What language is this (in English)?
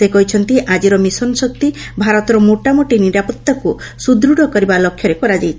Odia